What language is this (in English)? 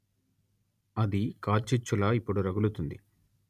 Telugu